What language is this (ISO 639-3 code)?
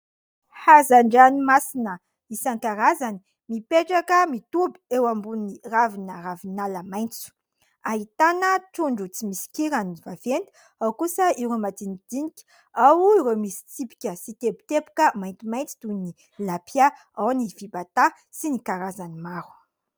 mlg